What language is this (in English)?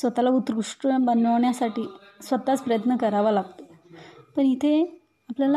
Hindi